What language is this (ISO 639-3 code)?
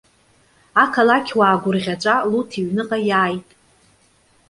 abk